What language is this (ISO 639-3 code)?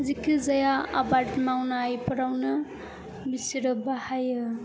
brx